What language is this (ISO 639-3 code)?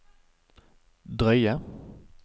nor